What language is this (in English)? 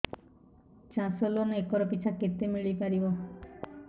Odia